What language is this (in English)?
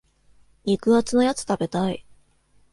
Japanese